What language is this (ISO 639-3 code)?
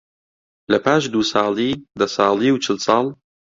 ckb